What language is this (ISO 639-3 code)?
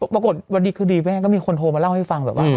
tha